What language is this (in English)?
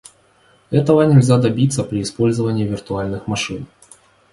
Russian